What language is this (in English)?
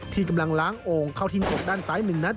Thai